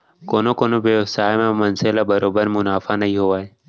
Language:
Chhattisgarhi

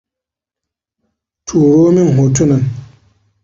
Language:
Hausa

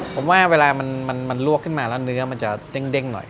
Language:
Thai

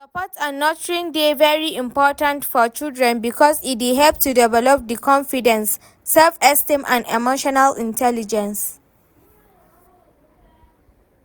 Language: Nigerian Pidgin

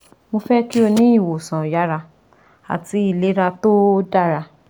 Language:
Yoruba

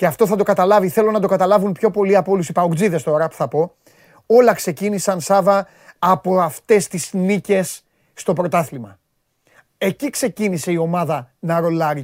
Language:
Greek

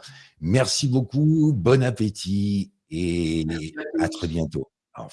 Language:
French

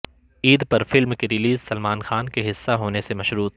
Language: Urdu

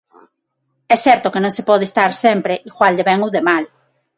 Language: Galician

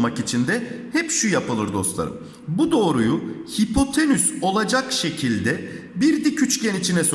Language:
Turkish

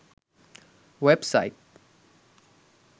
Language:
Bangla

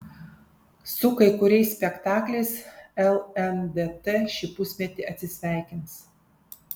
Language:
Lithuanian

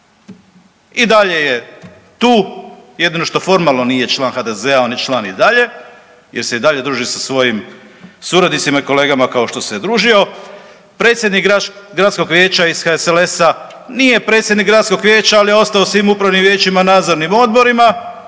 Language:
Croatian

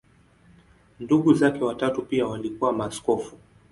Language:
Swahili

